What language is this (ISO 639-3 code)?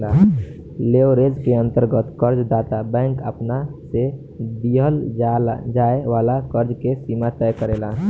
bho